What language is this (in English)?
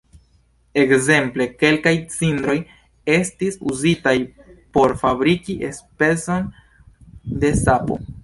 Esperanto